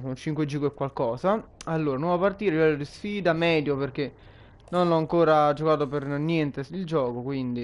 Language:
Italian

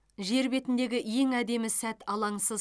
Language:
Kazakh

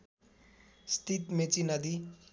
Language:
Nepali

